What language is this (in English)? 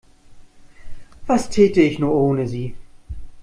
German